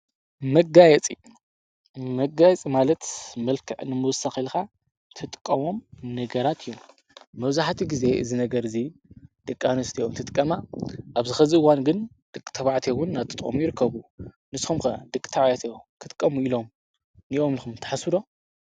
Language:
Tigrinya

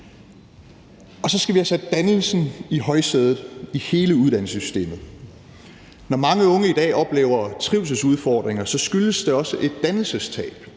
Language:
Danish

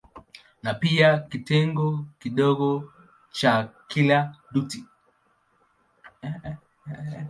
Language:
Swahili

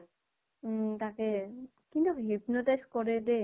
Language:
Assamese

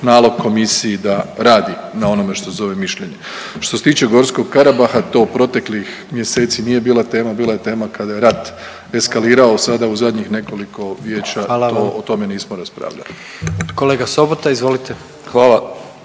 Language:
Croatian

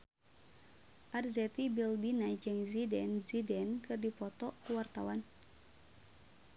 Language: Sundanese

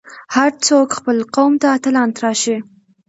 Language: Pashto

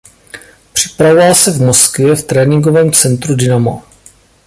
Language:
Czech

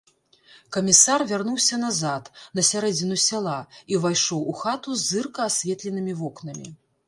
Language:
Belarusian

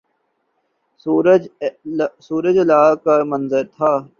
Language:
Urdu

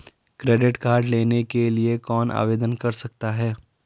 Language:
Hindi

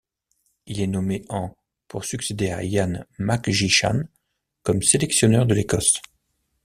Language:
French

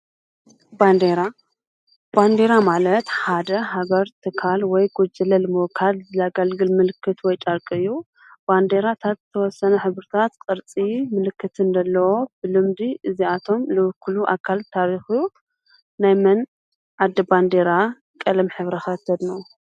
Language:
Tigrinya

